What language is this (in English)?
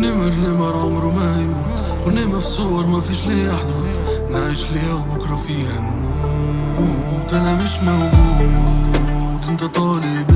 Arabic